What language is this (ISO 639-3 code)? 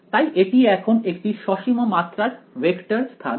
ben